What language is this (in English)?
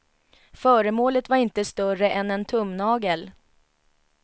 Swedish